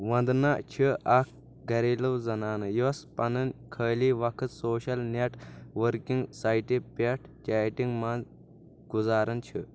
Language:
Kashmiri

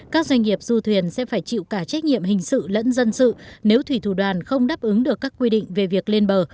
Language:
Vietnamese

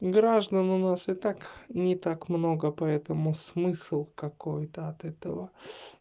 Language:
Russian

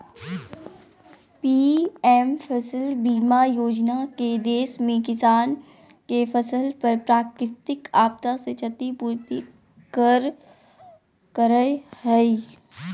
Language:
Magahi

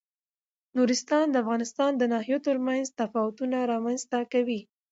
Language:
Pashto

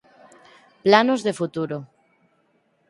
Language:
Galician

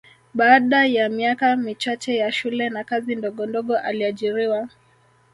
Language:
Swahili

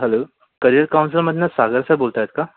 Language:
Marathi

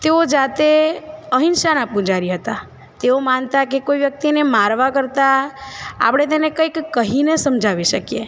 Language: Gujarati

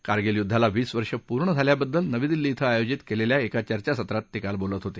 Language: Marathi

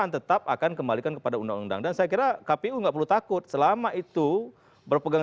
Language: Indonesian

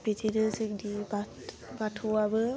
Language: Bodo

